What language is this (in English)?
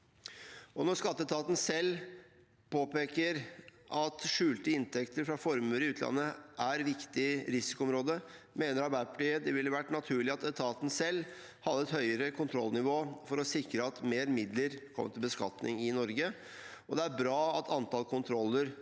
Norwegian